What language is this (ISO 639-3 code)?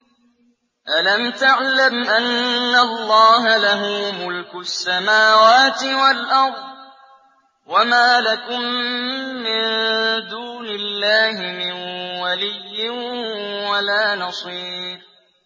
ara